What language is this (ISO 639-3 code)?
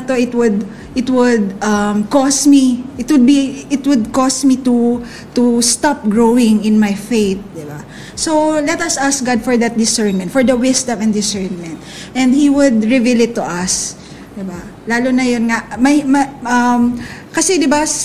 fil